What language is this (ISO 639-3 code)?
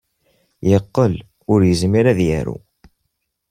kab